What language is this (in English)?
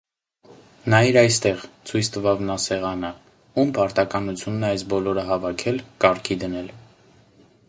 Armenian